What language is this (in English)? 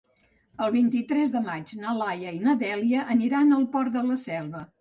Catalan